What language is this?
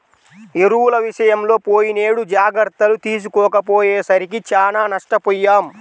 Telugu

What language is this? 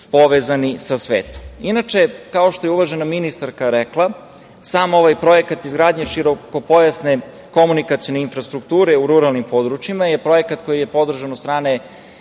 Serbian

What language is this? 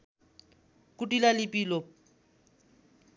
Nepali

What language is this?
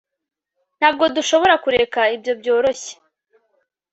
Kinyarwanda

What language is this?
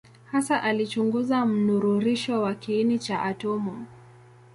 Swahili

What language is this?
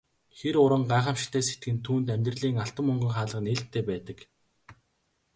Mongolian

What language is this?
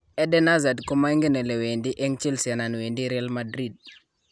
Kalenjin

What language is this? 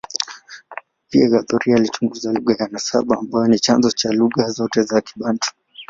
Swahili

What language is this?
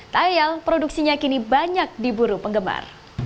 Indonesian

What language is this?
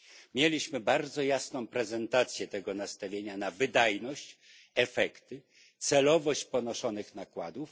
Polish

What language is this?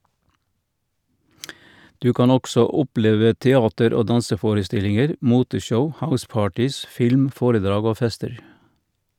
Norwegian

